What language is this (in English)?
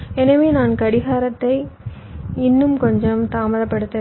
Tamil